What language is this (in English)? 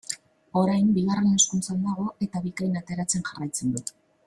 Basque